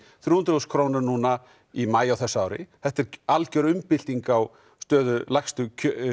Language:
Icelandic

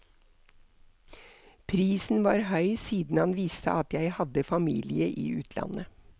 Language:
Norwegian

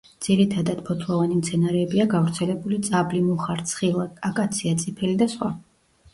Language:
Georgian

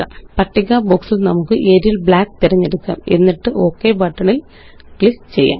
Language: Malayalam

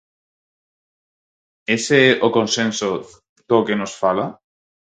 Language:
Galician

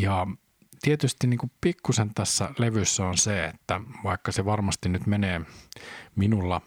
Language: Finnish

